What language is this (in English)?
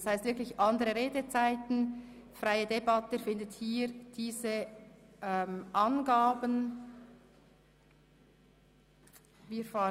Swiss German